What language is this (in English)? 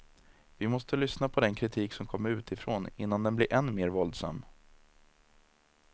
Swedish